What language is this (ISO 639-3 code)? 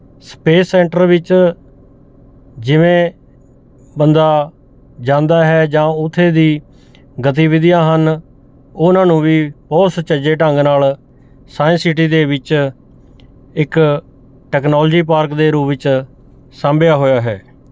pan